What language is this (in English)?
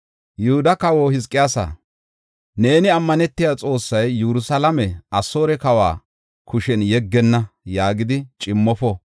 Gofa